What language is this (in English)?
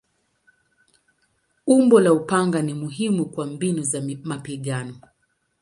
Swahili